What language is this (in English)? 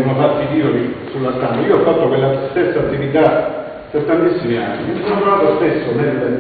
Italian